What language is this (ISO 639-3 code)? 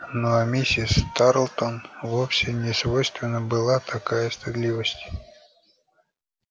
rus